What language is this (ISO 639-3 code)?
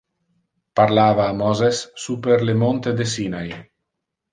ina